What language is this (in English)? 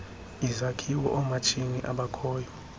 Xhosa